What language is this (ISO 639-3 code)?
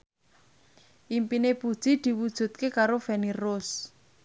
jav